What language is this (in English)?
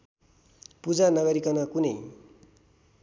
Nepali